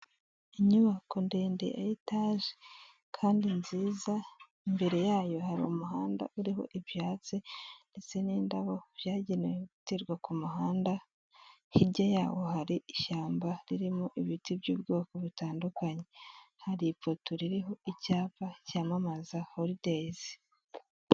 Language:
Kinyarwanda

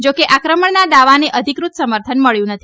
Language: Gujarati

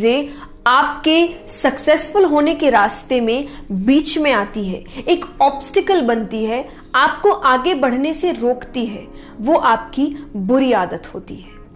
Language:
Hindi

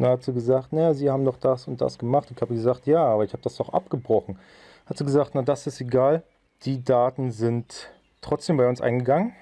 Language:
German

